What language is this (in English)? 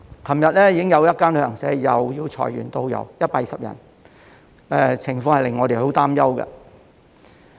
Cantonese